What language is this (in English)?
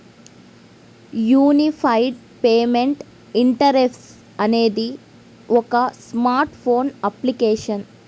Telugu